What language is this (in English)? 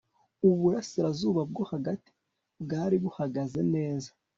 Kinyarwanda